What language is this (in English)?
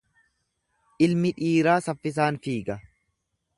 Oromo